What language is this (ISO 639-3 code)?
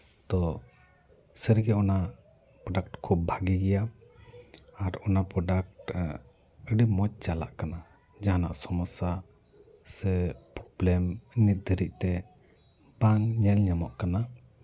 sat